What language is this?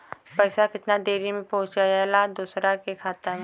Bhojpuri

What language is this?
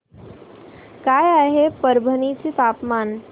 Marathi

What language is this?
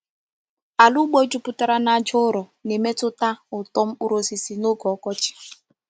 Igbo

